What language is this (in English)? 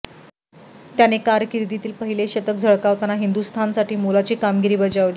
Marathi